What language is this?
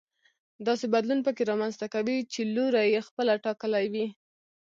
Pashto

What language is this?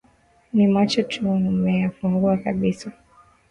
Swahili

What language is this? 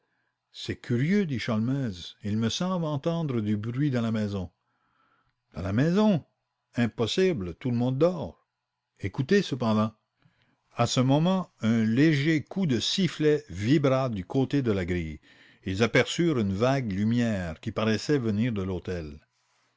French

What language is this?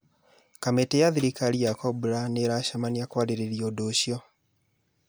Kikuyu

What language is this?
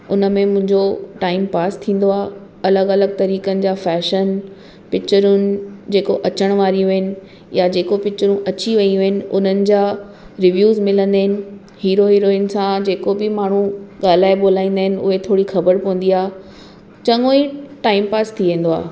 Sindhi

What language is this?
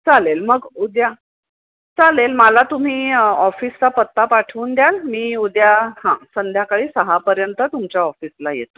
Marathi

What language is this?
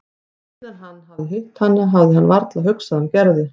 Icelandic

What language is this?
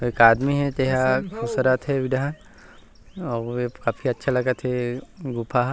Chhattisgarhi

